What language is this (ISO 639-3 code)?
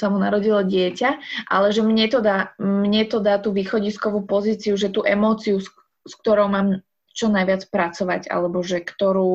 slk